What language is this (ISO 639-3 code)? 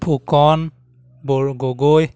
asm